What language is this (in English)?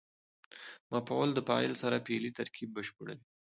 Pashto